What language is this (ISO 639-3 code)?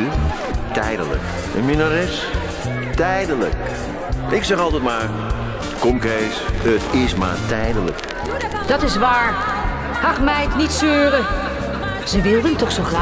nld